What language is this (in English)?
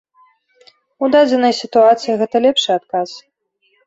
Belarusian